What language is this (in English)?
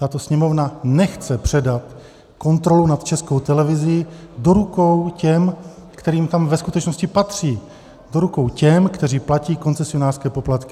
Czech